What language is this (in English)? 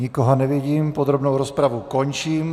Czech